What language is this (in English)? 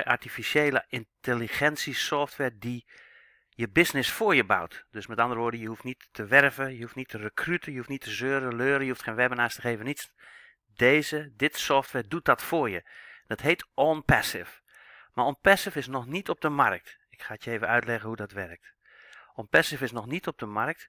Dutch